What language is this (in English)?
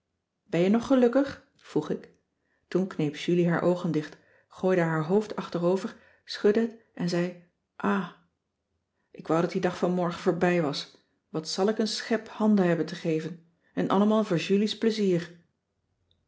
Dutch